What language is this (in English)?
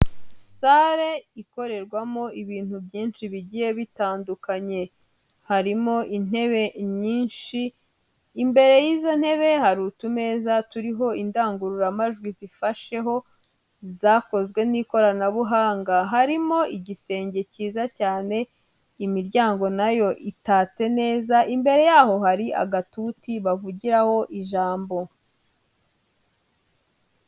Kinyarwanda